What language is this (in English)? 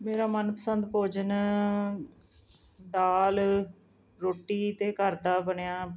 Punjabi